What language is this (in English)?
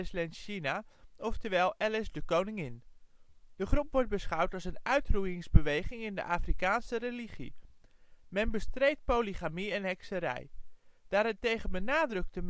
Dutch